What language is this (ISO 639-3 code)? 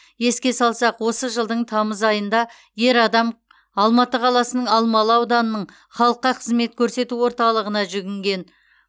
kaz